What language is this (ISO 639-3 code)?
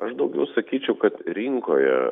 lit